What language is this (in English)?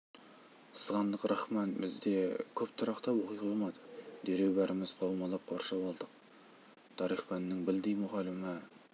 Kazakh